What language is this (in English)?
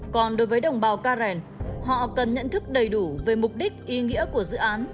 Vietnamese